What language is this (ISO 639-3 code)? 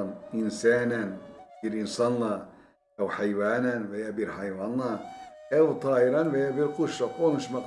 tur